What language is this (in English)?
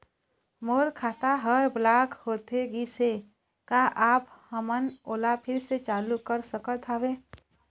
Chhattisgarhi